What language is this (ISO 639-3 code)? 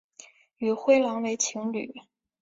zho